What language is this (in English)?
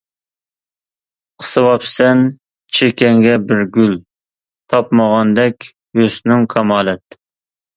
Uyghur